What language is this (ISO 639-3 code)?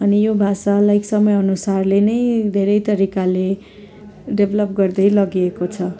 nep